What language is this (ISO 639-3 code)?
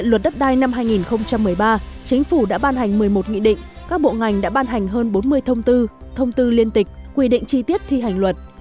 vie